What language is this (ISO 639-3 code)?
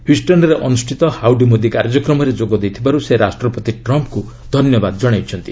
ori